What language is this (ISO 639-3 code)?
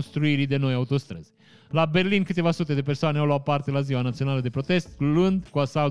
ron